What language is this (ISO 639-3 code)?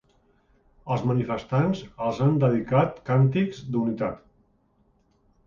cat